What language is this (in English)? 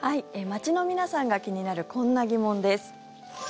Japanese